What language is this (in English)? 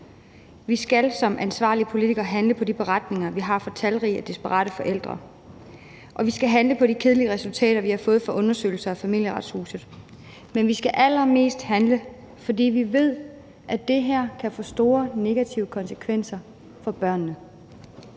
Danish